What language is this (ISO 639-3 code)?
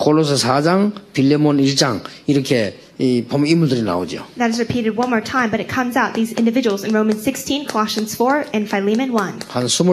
kor